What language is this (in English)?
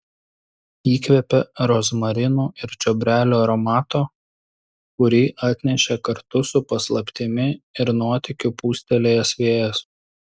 Lithuanian